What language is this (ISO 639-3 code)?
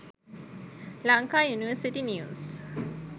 sin